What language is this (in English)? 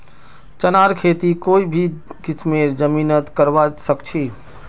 Magahi